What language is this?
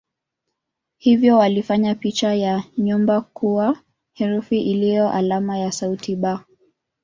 Swahili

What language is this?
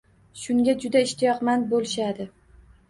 Uzbek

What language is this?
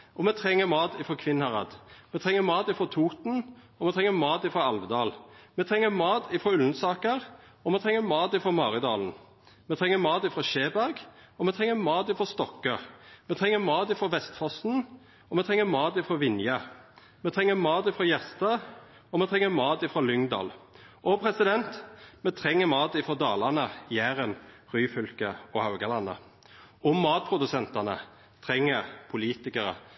Norwegian Nynorsk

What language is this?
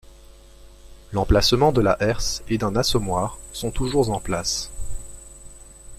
French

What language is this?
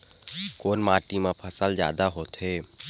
Chhattisgarhi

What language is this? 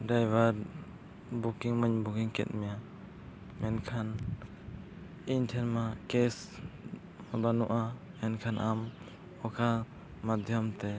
Santali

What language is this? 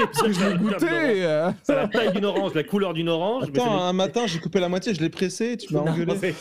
French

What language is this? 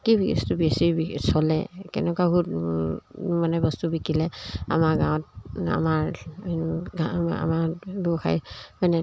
Assamese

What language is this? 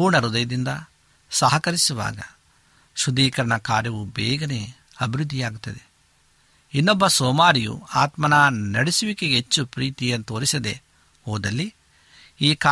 Kannada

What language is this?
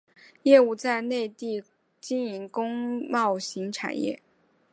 Chinese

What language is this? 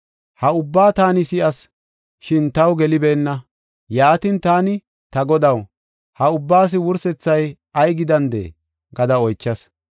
Gofa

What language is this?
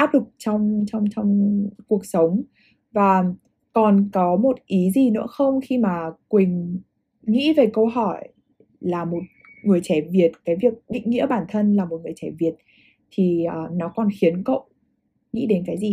Vietnamese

